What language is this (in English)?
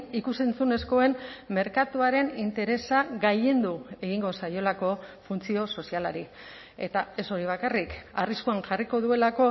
Basque